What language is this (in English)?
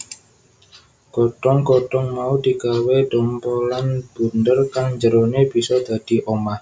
Javanese